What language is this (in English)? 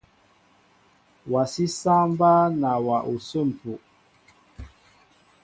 Mbo (Cameroon)